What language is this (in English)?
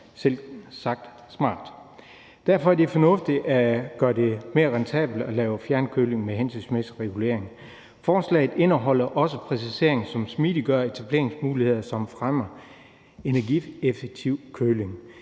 Danish